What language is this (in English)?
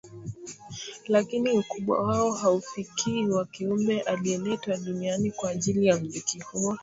Swahili